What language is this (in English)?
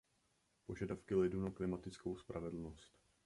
Czech